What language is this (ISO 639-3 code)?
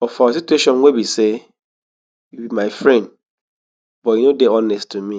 pcm